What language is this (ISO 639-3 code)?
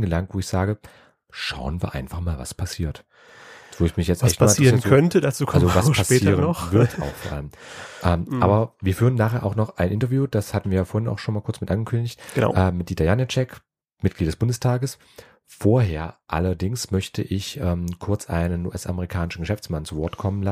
deu